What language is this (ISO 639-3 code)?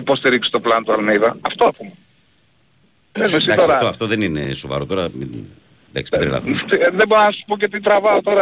ell